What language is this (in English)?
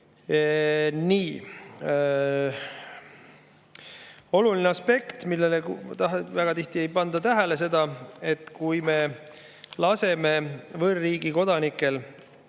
Estonian